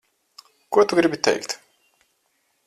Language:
Latvian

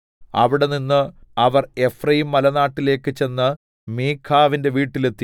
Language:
Malayalam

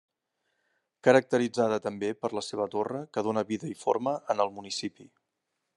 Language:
Catalan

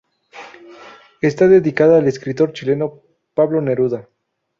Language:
Spanish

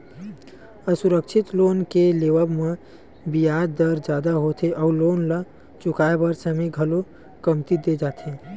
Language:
Chhattisgarhi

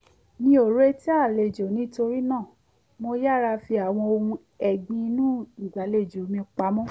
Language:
Yoruba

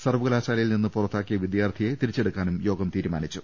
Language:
Malayalam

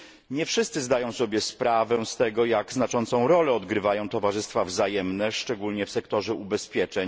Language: Polish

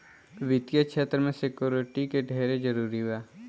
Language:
Bhojpuri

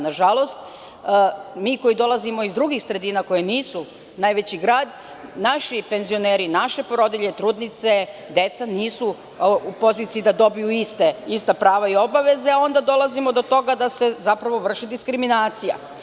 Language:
Serbian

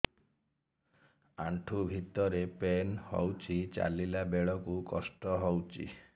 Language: Odia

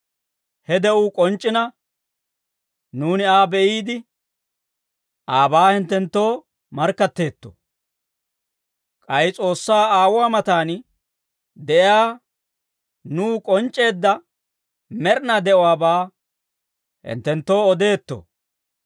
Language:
Dawro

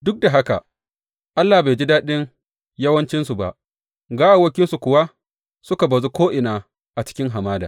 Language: Hausa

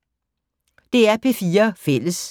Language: Danish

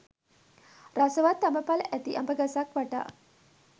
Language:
Sinhala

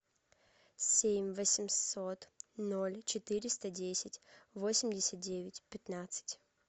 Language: Russian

